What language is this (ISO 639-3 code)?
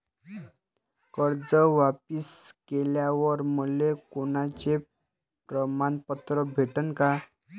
mar